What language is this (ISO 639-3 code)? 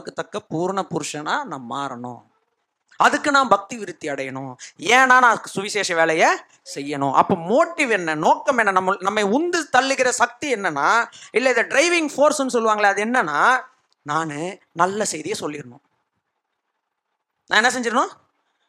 tam